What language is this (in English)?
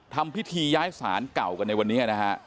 Thai